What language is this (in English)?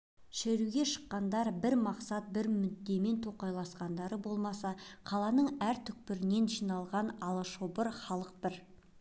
Kazakh